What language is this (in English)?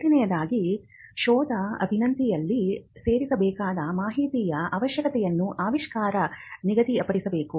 Kannada